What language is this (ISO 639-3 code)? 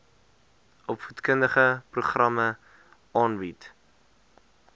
afr